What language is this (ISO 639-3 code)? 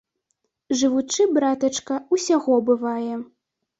bel